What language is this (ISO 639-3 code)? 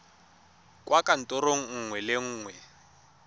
tsn